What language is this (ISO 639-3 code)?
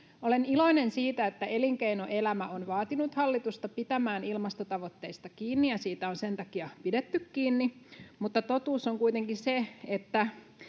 fin